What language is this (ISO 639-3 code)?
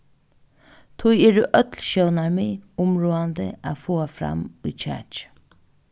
fao